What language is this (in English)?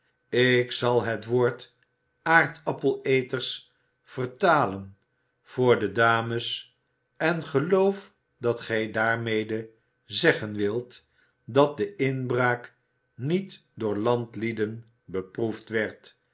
Dutch